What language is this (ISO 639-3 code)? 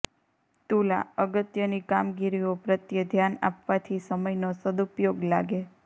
guj